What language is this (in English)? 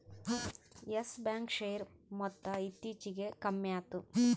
Kannada